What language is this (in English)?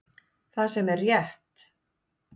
Icelandic